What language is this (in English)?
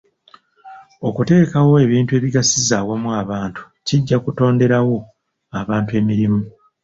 Ganda